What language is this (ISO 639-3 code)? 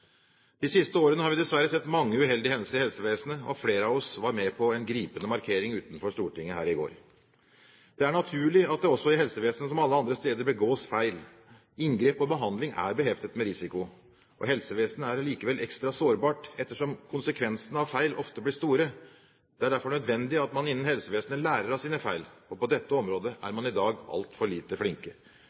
nob